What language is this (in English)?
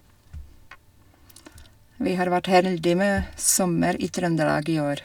Norwegian